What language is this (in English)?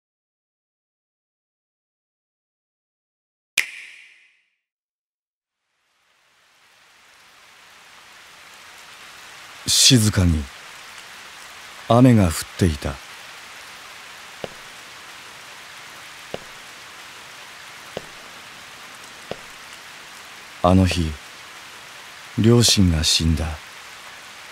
Japanese